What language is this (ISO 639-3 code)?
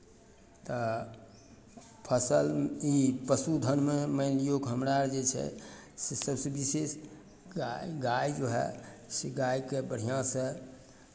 mai